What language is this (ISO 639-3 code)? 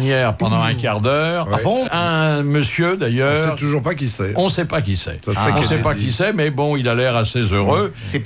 fra